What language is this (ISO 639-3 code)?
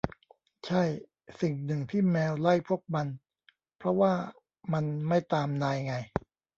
tha